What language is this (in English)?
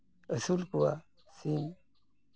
Santali